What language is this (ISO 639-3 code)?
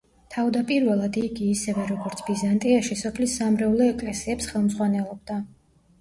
kat